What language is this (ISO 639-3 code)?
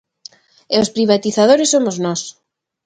glg